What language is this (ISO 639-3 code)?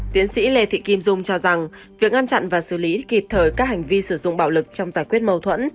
vie